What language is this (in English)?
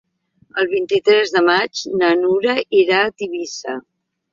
Catalan